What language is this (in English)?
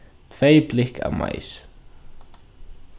Faroese